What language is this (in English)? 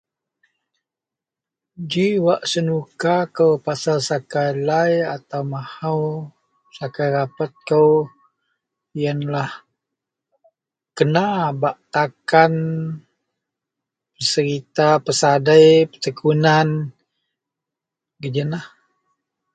Central Melanau